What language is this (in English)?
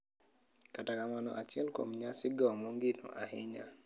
Luo (Kenya and Tanzania)